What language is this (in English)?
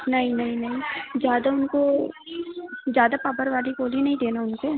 Hindi